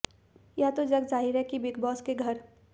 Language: Hindi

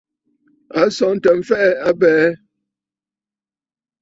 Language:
Bafut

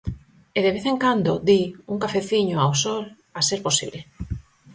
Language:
Galician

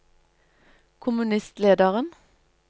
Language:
Norwegian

